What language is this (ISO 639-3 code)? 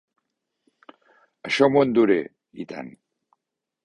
cat